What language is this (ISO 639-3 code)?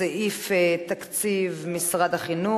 heb